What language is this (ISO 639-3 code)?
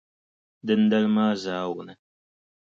dag